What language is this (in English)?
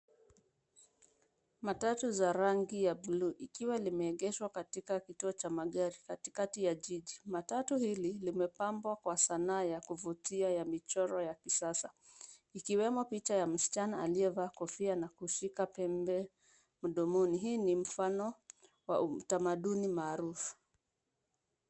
Swahili